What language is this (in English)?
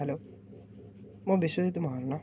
Odia